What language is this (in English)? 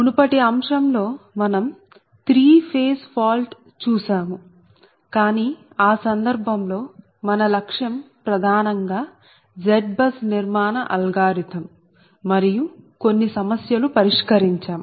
Telugu